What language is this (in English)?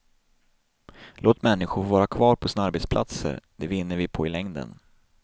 Swedish